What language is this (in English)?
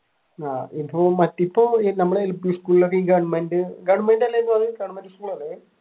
Malayalam